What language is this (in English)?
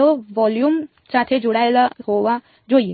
Gujarati